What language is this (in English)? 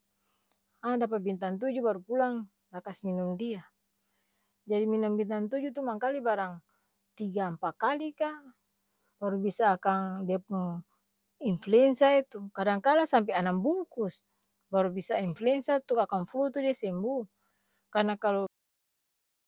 Ambonese Malay